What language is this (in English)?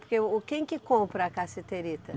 Portuguese